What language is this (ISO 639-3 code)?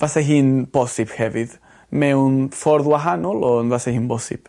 cym